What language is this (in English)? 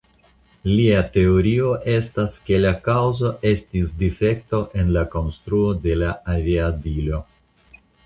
Esperanto